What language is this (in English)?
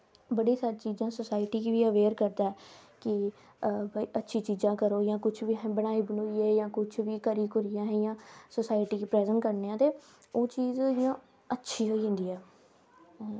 Dogri